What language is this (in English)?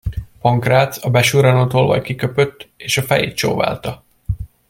Hungarian